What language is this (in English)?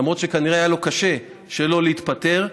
Hebrew